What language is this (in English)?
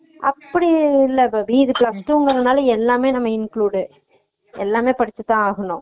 Tamil